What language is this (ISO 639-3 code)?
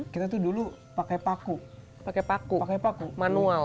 ind